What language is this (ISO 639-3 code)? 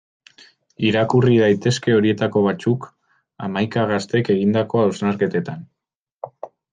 eus